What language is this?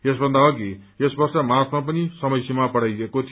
Nepali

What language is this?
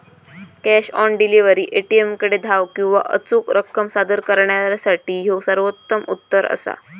Marathi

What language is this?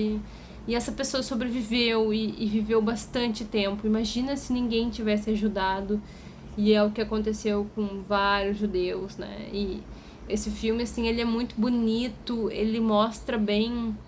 Portuguese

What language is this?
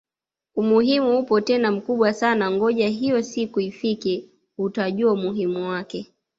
Swahili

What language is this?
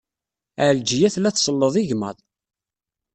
Kabyle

